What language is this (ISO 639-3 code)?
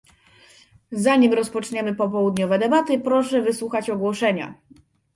pol